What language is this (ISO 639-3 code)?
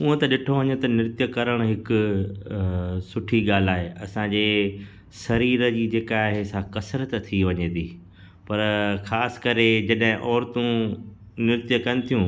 snd